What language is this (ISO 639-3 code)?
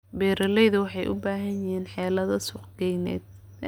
som